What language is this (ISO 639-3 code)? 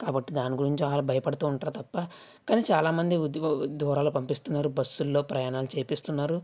tel